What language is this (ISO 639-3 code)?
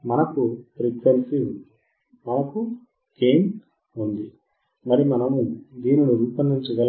tel